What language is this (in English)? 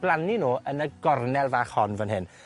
Welsh